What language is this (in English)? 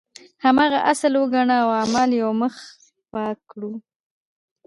Pashto